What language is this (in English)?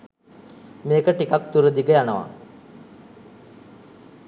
Sinhala